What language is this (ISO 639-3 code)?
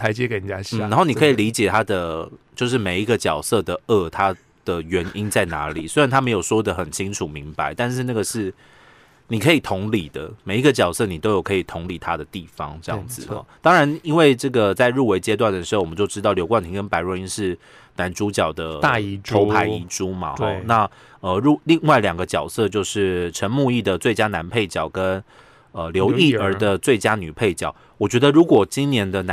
zho